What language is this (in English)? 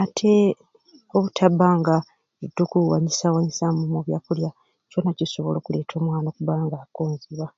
Ruuli